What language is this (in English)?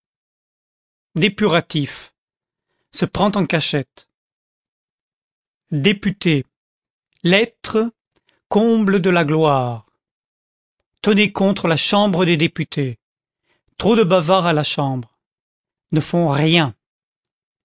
French